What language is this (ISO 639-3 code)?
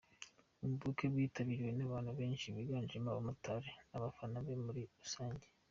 kin